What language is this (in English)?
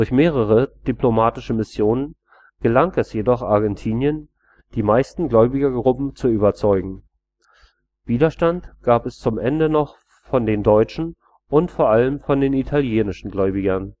German